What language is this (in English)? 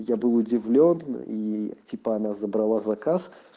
Russian